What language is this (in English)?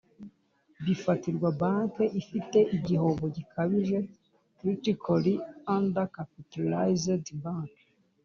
Kinyarwanda